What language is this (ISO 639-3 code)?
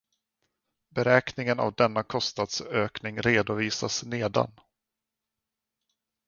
swe